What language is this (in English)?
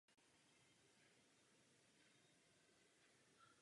Czech